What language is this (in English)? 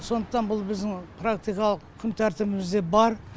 Kazakh